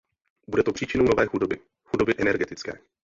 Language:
Czech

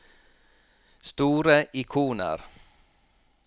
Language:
Norwegian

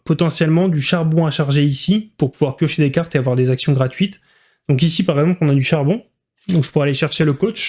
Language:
French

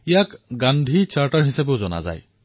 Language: Assamese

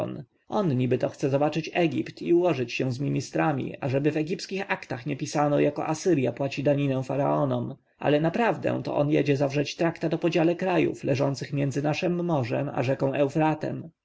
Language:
Polish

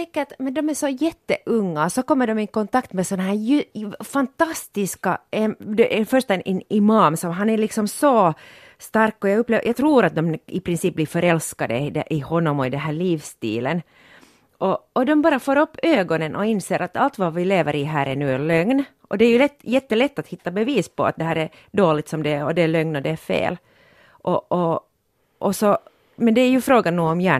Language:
Swedish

